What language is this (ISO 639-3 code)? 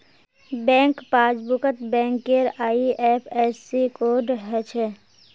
mag